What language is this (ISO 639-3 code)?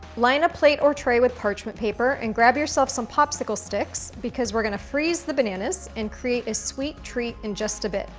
eng